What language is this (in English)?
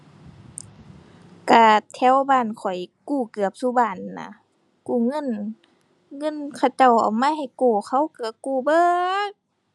Thai